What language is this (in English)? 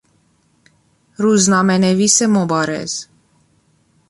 Persian